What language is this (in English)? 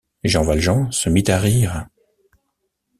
French